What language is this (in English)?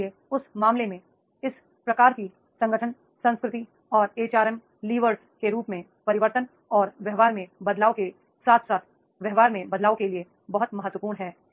Hindi